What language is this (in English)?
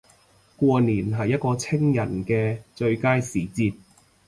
Cantonese